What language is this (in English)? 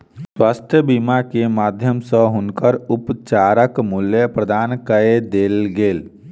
Maithili